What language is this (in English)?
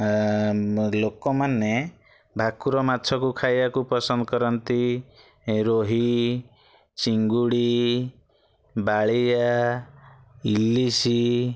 Odia